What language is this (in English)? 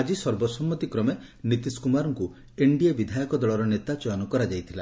Odia